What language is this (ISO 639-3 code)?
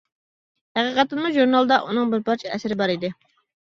uig